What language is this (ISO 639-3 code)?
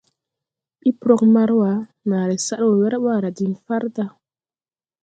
tui